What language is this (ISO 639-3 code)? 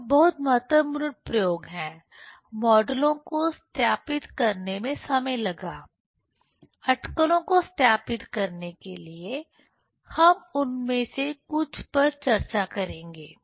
hin